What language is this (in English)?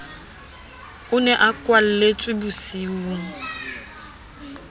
Southern Sotho